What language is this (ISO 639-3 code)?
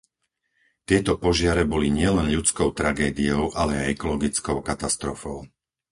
slk